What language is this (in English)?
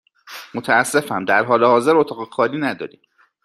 Persian